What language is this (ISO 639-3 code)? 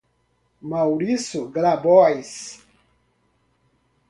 por